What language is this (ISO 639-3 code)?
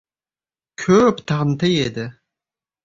uzb